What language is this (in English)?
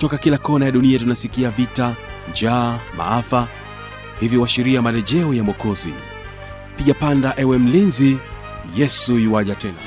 Swahili